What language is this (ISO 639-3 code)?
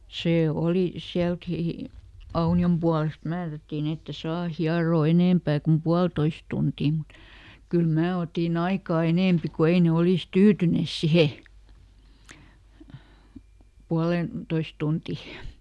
fin